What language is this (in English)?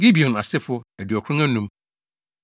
Akan